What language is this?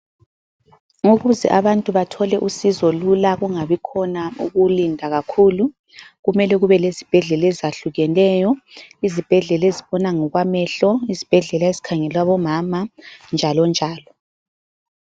North Ndebele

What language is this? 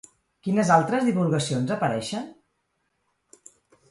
Catalan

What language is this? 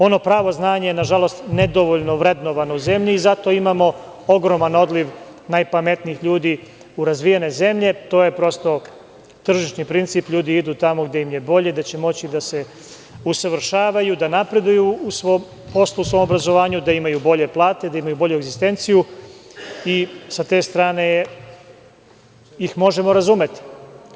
Serbian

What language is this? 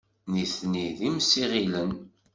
Kabyle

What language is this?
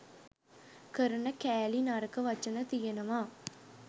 Sinhala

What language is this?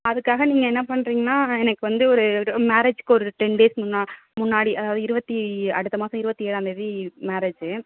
Tamil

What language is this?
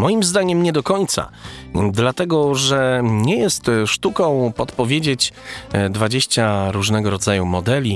Polish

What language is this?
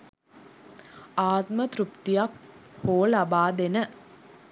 Sinhala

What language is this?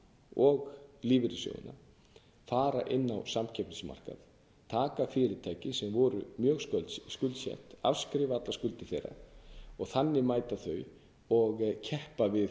Icelandic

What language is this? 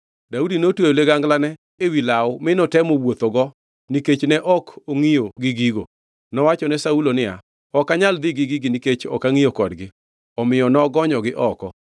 Luo (Kenya and Tanzania)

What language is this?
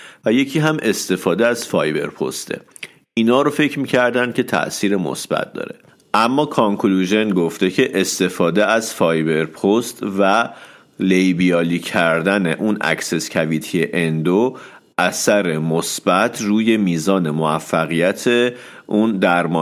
Persian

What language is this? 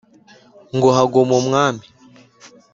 Kinyarwanda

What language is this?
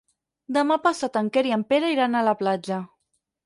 Catalan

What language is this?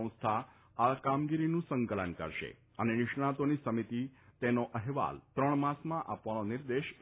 Gujarati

